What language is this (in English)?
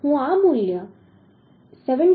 Gujarati